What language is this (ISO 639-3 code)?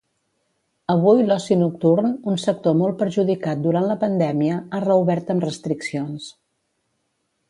cat